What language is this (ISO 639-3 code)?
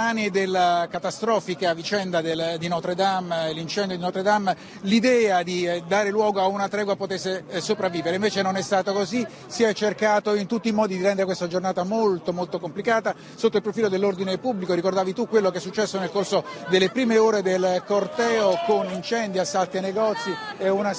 ita